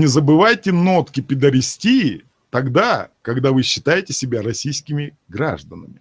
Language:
Russian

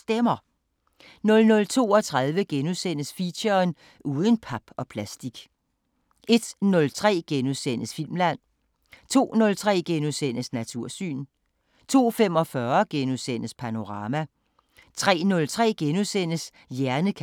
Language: Danish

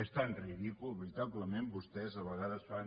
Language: Catalan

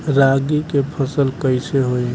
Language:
Bhojpuri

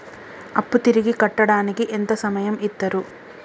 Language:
Telugu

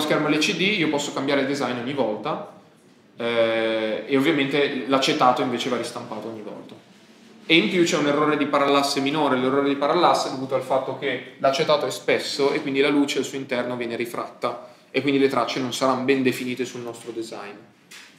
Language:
Italian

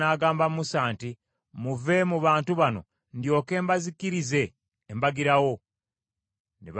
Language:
Ganda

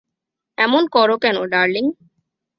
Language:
Bangla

